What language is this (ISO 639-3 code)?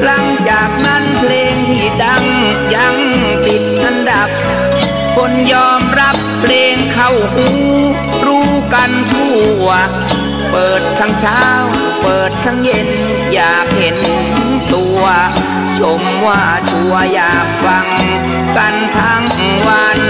tha